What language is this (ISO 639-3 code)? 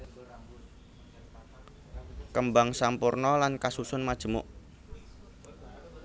jav